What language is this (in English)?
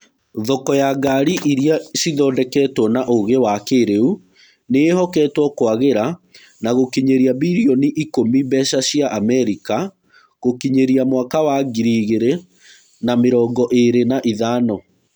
Kikuyu